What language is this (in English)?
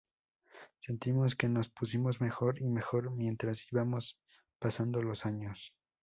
Spanish